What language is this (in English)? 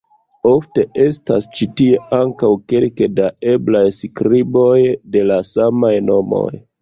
Esperanto